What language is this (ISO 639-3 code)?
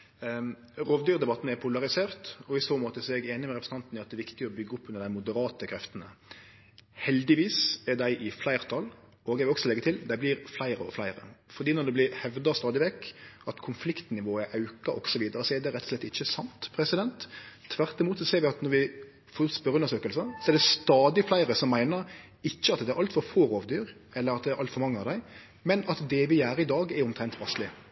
nno